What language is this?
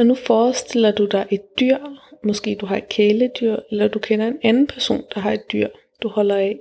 Danish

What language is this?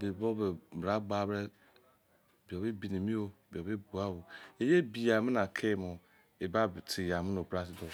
Izon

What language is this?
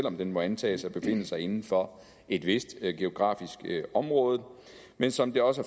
Danish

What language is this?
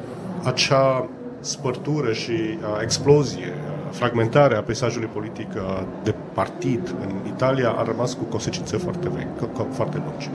Romanian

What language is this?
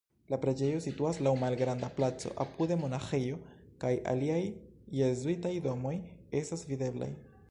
Esperanto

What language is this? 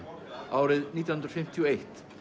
Icelandic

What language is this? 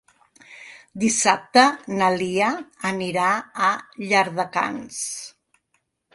Catalan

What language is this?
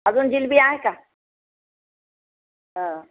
Marathi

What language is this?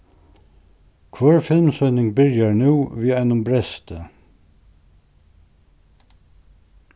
Faroese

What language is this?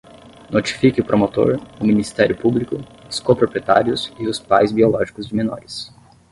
Portuguese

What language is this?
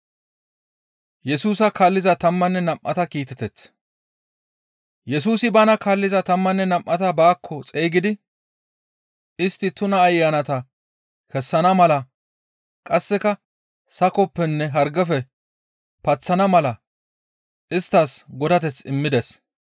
Gamo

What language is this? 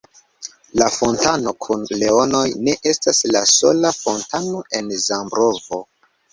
Esperanto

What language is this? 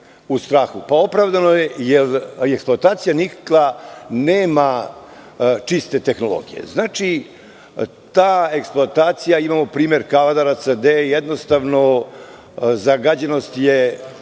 Serbian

